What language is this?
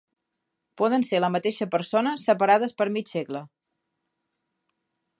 Catalan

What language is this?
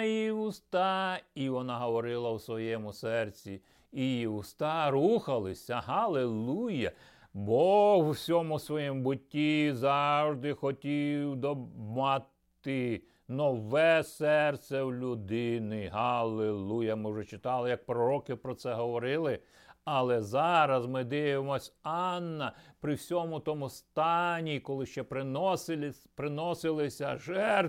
Ukrainian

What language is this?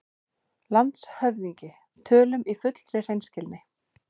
Icelandic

